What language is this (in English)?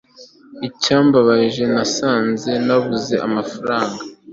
Kinyarwanda